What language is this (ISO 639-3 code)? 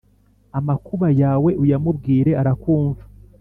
kin